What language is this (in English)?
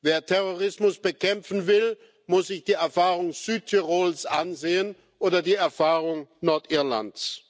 German